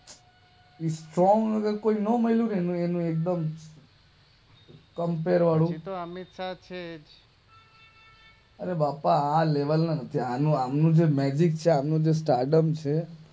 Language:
Gujarati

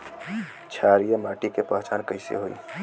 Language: Bhojpuri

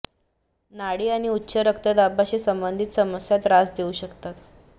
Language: Marathi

